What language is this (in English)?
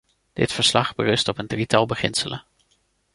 Dutch